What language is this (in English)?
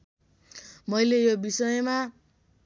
Nepali